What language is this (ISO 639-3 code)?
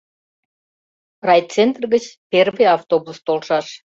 chm